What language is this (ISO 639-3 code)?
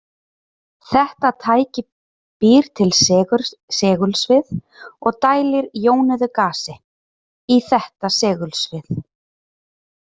isl